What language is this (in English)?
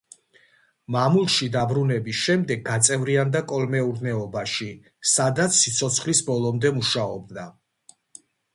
Georgian